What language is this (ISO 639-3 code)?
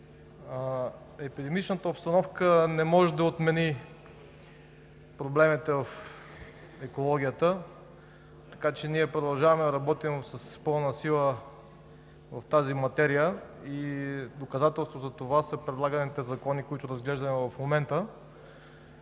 bul